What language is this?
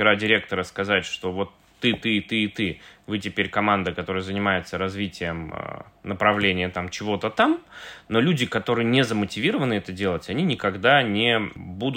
Russian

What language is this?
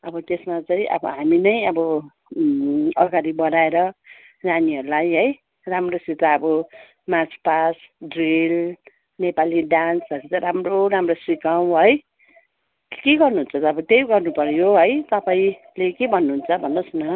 Nepali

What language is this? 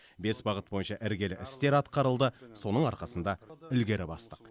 Kazakh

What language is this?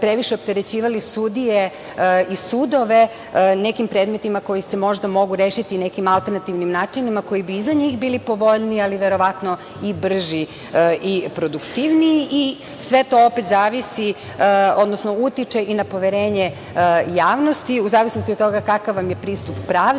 Serbian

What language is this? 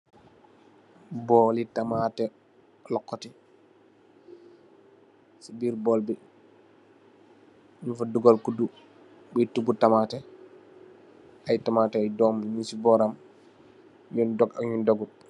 Wolof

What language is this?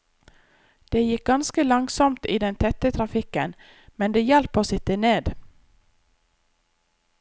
Norwegian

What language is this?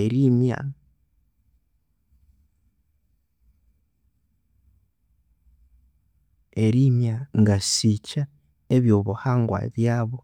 Konzo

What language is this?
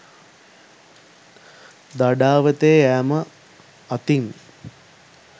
Sinhala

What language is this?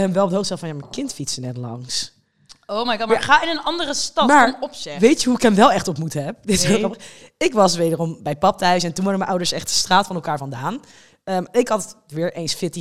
Dutch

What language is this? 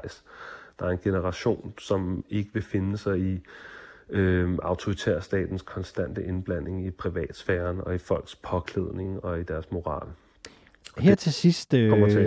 Danish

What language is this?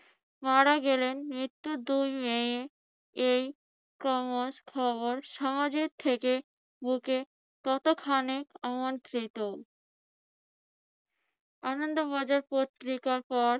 Bangla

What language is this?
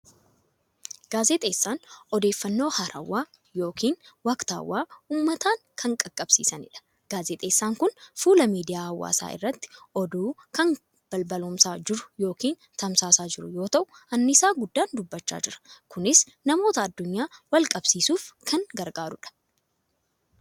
Oromo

